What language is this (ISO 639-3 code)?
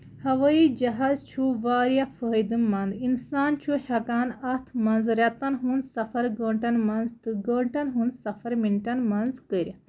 kas